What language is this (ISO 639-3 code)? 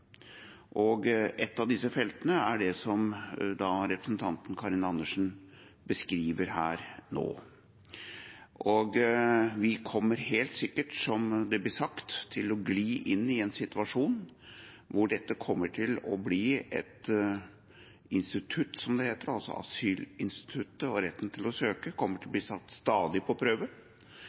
nob